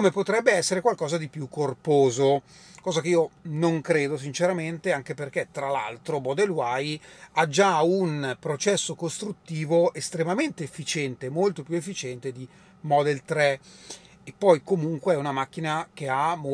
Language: Italian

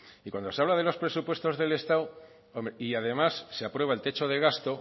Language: Spanish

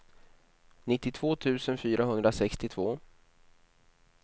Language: Swedish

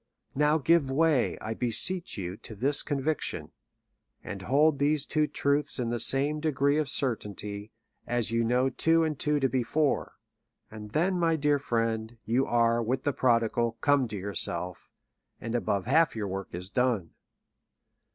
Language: English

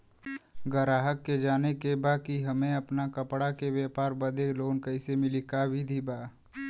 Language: Bhojpuri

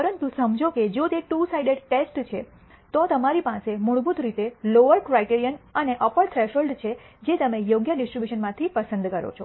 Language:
Gujarati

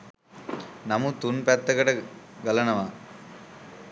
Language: Sinhala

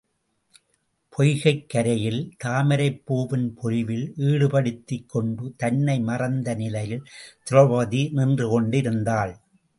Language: Tamil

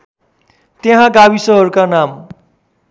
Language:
Nepali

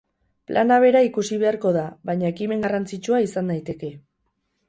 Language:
Basque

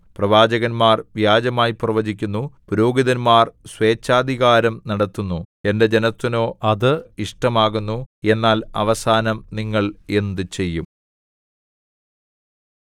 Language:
Malayalam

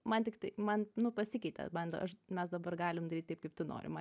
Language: Lithuanian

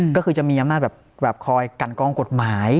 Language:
Thai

